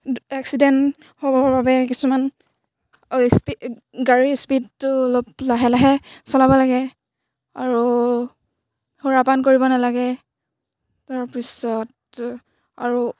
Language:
Assamese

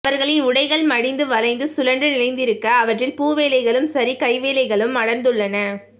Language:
Tamil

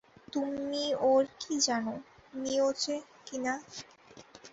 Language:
Bangla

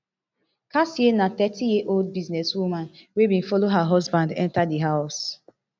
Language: Nigerian Pidgin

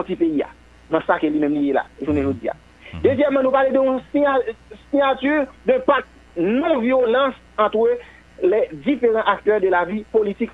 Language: French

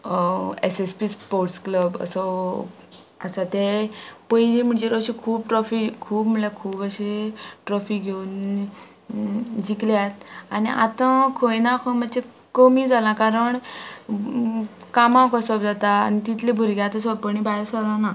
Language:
Konkani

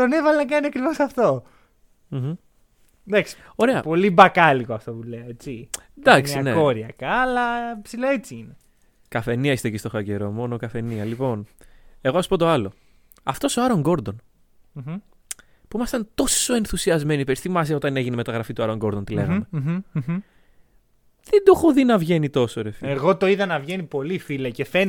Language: Greek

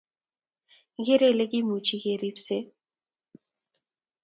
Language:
Kalenjin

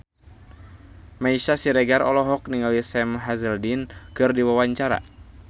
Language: Sundanese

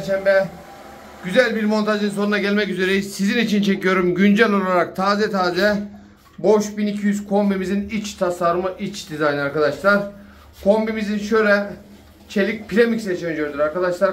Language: Turkish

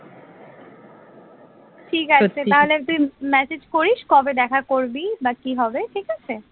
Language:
Bangla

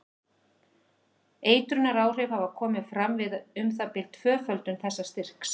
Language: Icelandic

